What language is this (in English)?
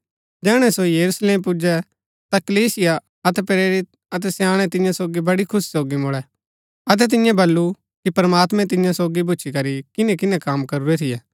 Gaddi